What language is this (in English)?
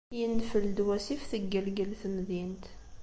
Kabyle